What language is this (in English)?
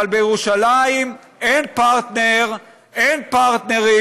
Hebrew